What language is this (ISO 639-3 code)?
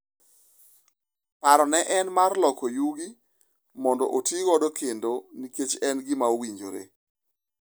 luo